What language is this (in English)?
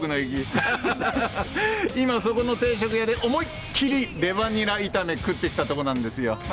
Japanese